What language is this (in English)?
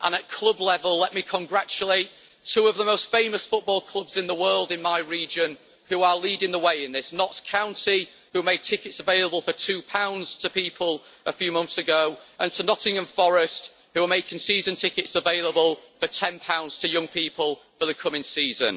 English